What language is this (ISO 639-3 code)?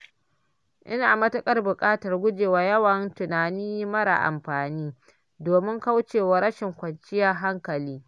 hau